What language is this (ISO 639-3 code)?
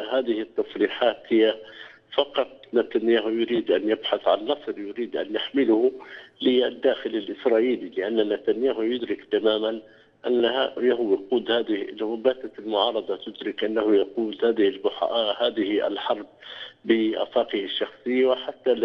ara